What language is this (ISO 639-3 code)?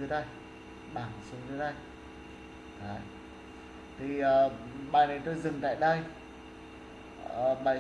vie